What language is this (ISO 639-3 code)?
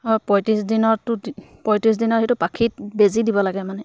asm